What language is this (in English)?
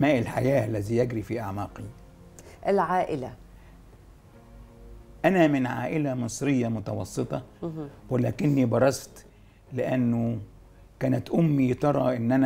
Arabic